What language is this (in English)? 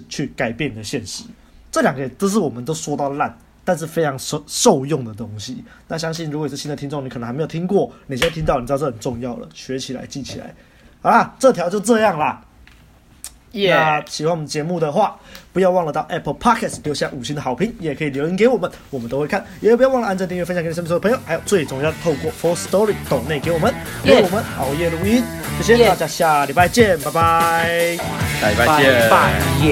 Chinese